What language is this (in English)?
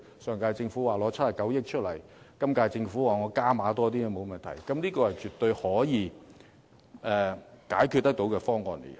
Cantonese